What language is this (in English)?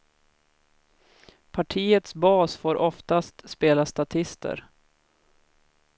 Swedish